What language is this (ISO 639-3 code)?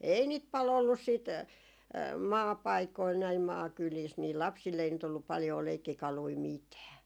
fin